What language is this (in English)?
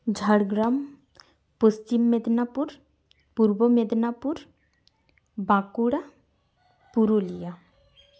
Santali